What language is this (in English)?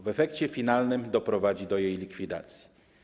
Polish